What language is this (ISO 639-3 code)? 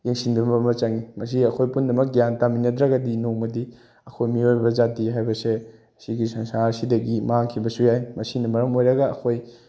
mni